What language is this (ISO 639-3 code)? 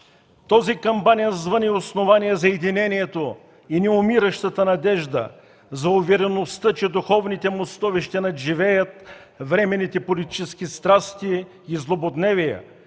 bul